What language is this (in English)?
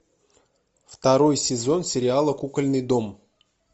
Russian